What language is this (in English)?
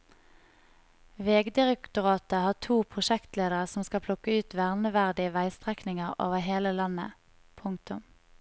Norwegian